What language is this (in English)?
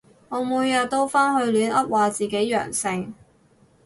Cantonese